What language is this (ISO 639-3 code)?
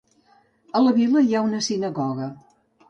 cat